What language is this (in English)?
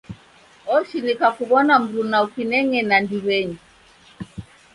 Taita